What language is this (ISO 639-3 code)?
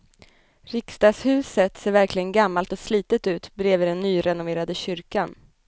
swe